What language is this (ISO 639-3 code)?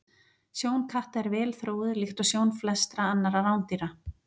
isl